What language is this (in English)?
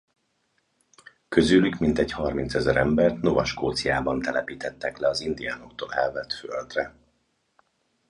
Hungarian